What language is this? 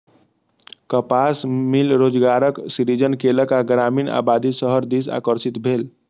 Maithili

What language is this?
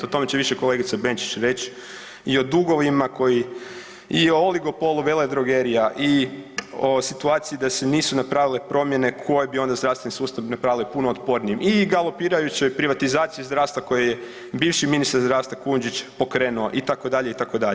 Croatian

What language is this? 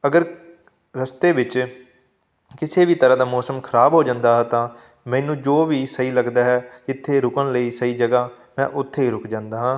Punjabi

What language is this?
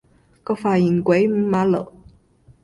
Cantonese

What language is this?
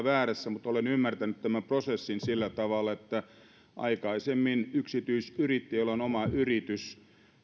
Finnish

